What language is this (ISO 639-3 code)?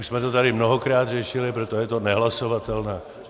ces